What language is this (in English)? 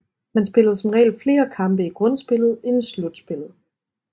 Danish